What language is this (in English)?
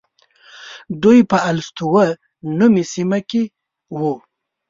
Pashto